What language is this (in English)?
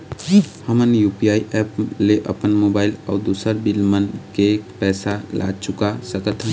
Chhattisgarhi